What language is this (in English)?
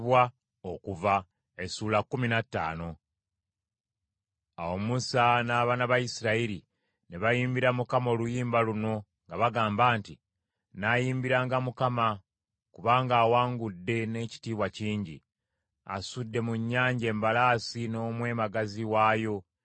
Ganda